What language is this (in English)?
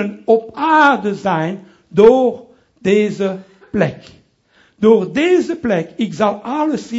Dutch